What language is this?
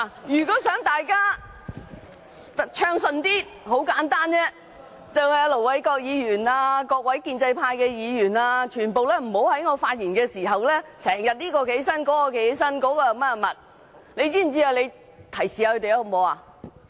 Cantonese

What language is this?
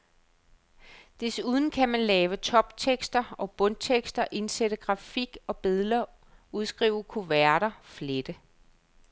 Danish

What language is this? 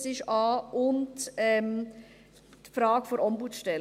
Swiss German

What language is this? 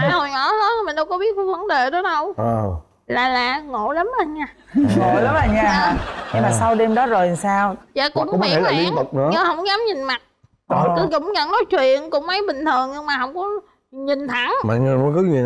Vietnamese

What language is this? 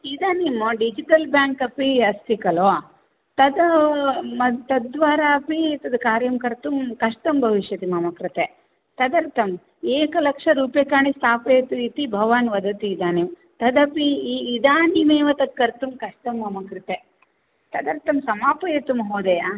Sanskrit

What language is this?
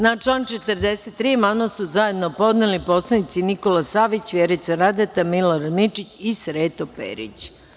Serbian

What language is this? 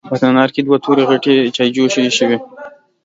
Pashto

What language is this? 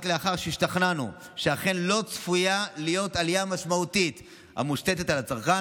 Hebrew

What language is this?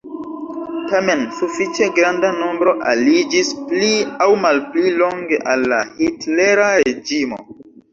Esperanto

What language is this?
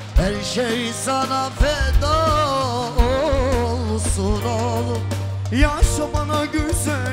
Turkish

